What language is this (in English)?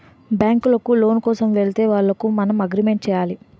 Telugu